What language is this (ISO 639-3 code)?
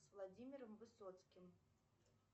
rus